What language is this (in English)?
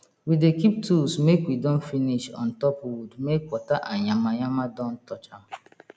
Nigerian Pidgin